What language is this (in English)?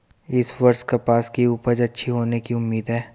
Hindi